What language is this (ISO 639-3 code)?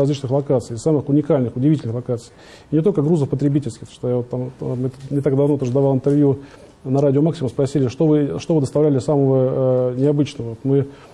rus